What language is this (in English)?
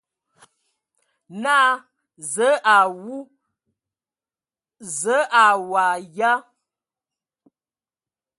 Ewondo